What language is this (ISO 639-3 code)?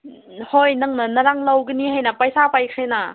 mni